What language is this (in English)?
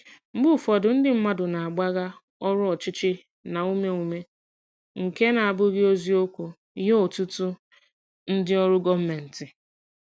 Igbo